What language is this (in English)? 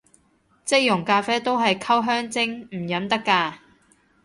Cantonese